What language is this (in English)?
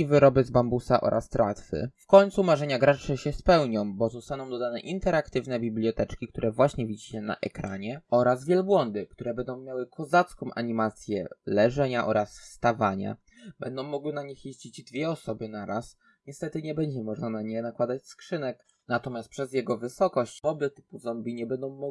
Polish